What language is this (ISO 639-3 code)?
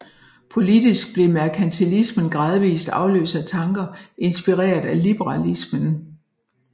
dan